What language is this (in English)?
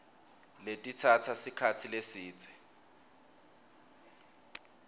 Swati